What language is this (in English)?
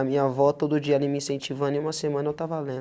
Portuguese